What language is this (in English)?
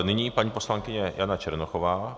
Czech